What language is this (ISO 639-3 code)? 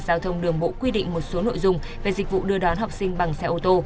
vie